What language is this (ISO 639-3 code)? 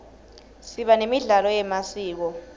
ssw